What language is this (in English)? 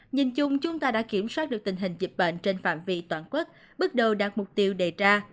Vietnamese